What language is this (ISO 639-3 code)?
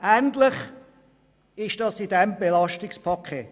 gsw